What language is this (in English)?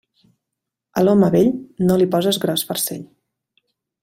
Catalan